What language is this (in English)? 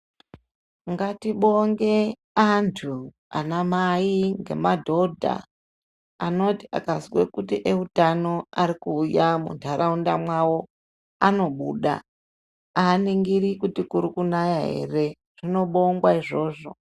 Ndau